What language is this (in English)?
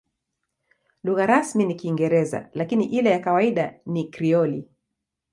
Swahili